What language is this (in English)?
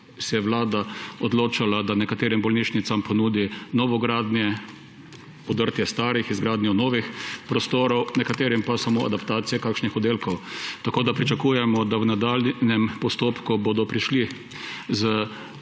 Slovenian